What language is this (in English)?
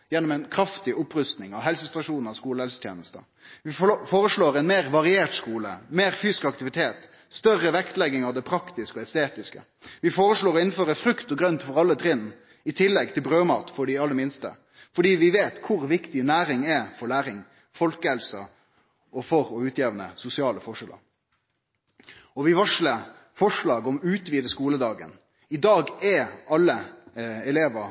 Norwegian Nynorsk